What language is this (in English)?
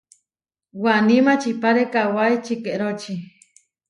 Huarijio